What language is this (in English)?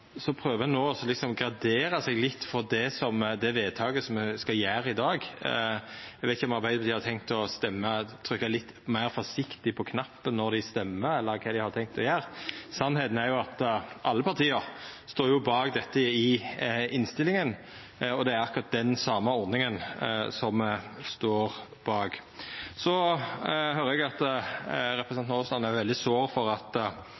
Norwegian Nynorsk